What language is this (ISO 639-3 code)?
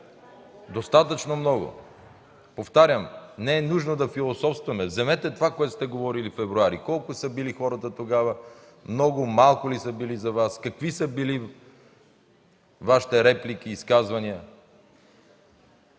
bul